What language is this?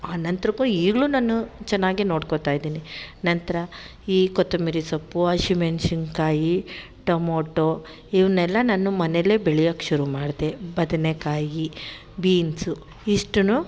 Kannada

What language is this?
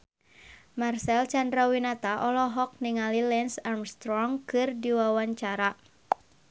Sundanese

